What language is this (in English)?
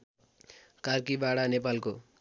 Nepali